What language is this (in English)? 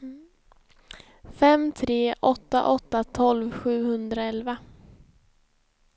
Swedish